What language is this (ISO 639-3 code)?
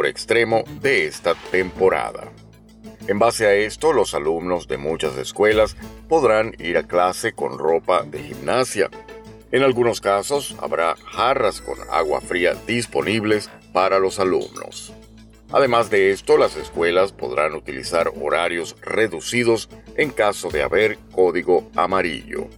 spa